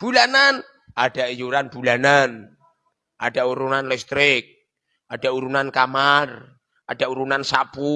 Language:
Indonesian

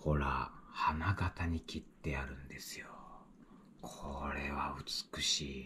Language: Japanese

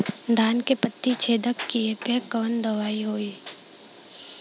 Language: Bhojpuri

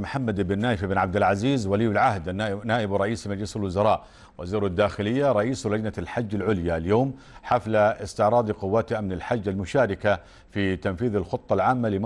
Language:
Arabic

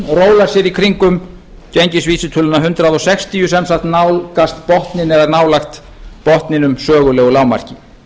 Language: Icelandic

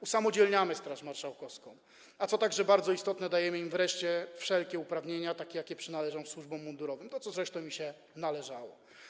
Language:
Polish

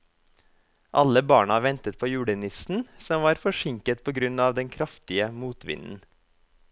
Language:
Norwegian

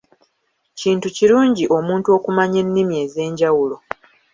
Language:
Ganda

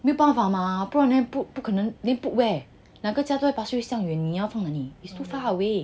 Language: English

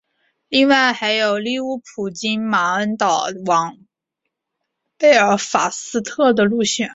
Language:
Chinese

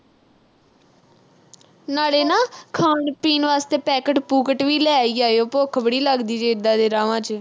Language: Punjabi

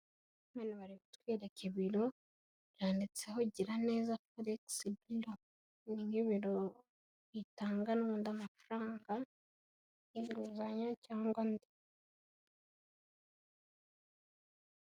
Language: Kinyarwanda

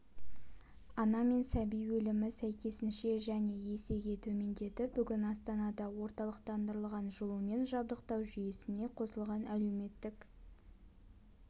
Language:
Kazakh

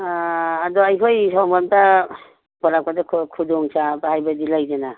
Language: Manipuri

